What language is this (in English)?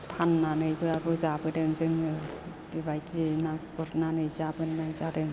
Bodo